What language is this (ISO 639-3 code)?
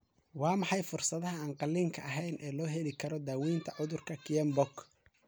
som